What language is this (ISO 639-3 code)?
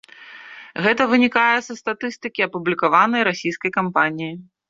bel